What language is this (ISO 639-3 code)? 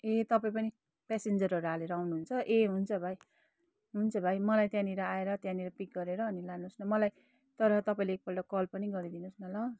nep